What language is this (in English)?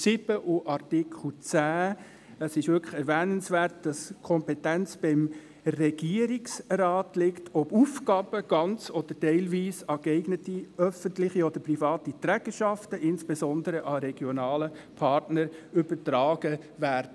Swiss German